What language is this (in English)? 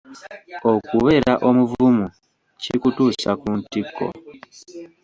Ganda